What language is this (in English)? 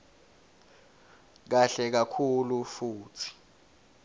Swati